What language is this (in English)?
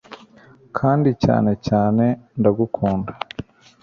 Kinyarwanda